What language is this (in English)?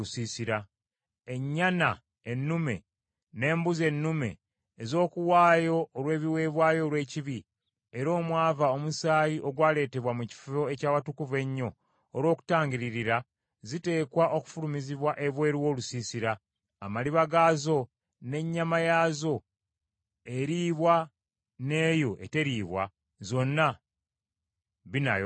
Ganda